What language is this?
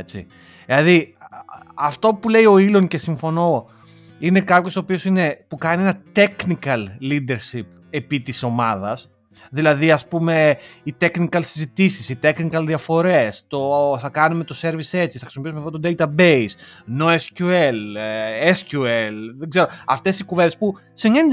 Greek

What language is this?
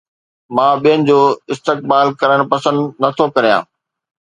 Sindhi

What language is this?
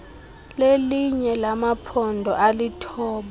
Xhosa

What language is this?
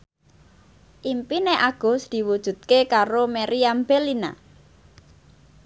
Javanese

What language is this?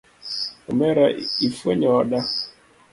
Luo (Kenya and Tanzania)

